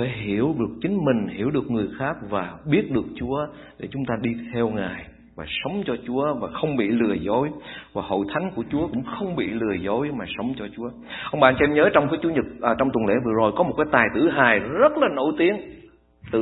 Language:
Vietnamese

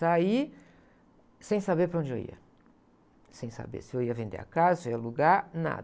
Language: Portuguese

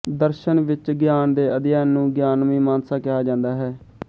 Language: Punjabi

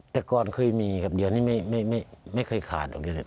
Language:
Thai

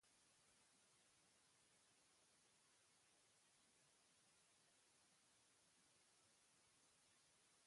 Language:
Basque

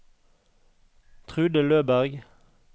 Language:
Norwegian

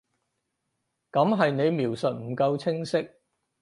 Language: Cantonese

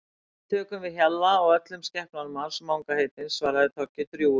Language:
Icelandic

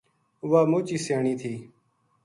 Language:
Gujari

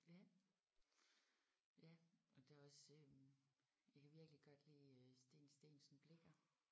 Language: Danish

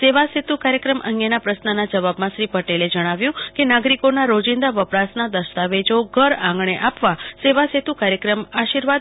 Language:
Gujarati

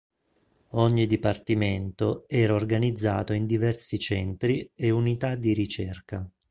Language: Italian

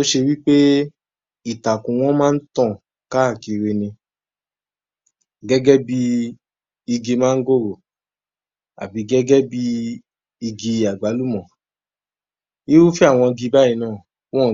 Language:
Yoruba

